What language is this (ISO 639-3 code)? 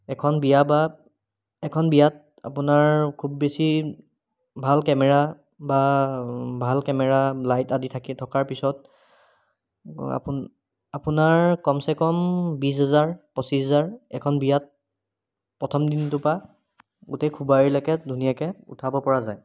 asm